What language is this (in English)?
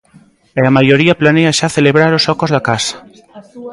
Galician